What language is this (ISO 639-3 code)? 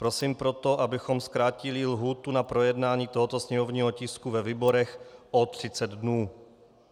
ces